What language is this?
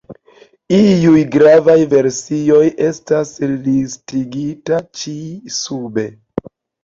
Esperanto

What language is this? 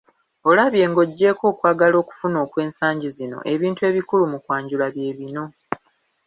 Ganda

